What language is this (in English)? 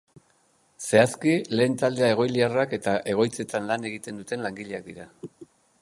Basque